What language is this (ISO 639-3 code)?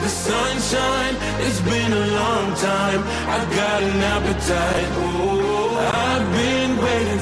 slk